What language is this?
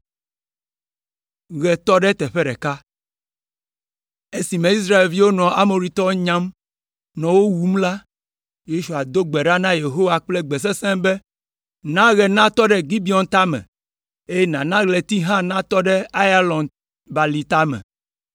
Ewe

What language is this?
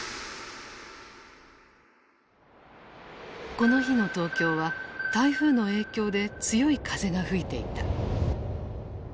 Japanese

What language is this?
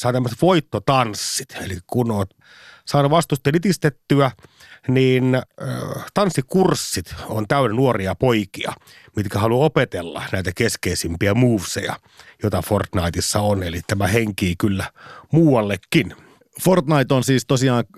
Finnish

